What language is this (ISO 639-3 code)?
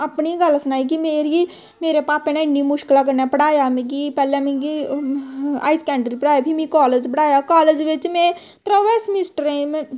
doi